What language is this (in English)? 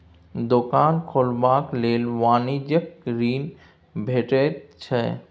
Maithili